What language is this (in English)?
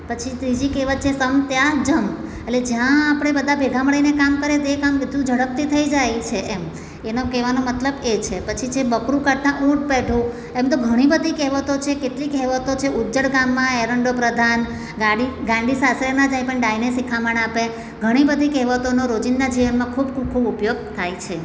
Gujarati